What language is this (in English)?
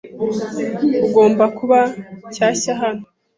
Kinyarwanda